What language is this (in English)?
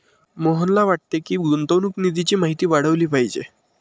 Marathi